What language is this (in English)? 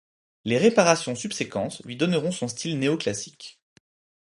French